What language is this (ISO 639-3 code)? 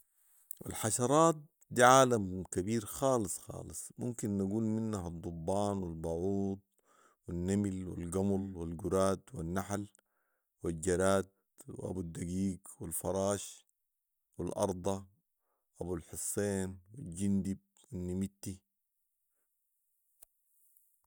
apd